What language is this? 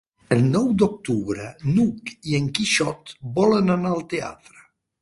Catalan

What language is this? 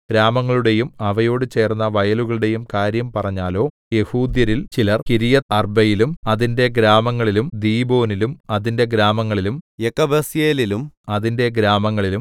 Malayalam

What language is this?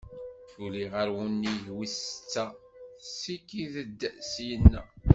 Kabyle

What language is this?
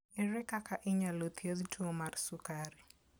Luo (Kenya and Tanzania)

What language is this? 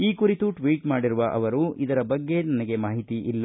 Kannada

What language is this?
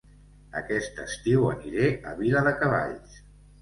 Catalan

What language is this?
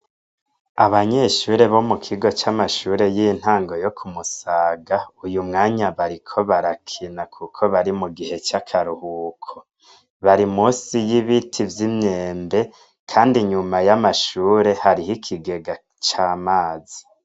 Rundi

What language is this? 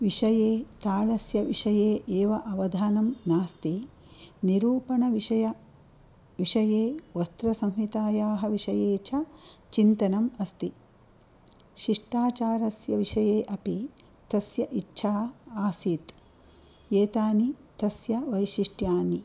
Sanskrit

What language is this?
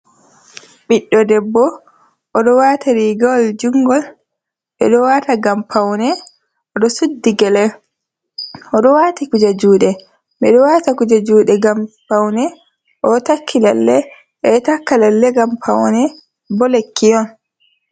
Fula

